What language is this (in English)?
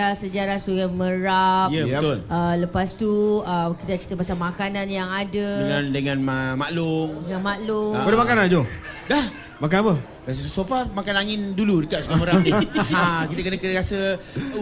Malay